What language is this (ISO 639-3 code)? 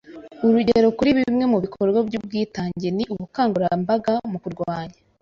kin